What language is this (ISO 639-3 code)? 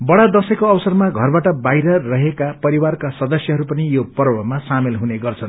nep